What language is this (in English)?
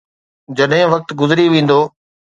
Sindhi